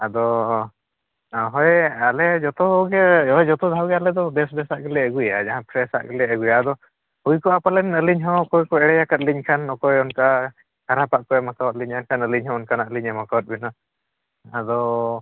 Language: Santali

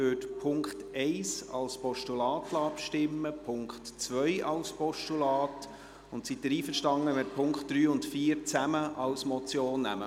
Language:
Swiss German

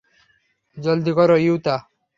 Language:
Bangla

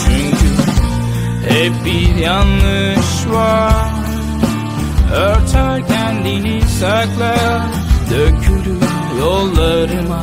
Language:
Turkish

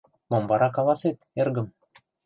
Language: Mari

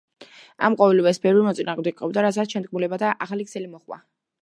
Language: Georgian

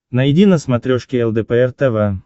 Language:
Russian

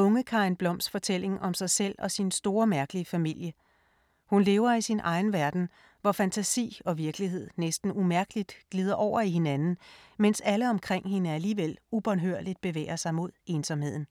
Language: Danish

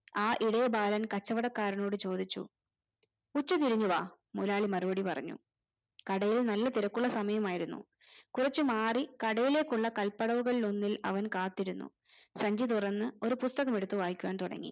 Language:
Malayalam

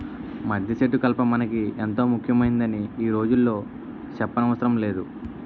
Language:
Telugu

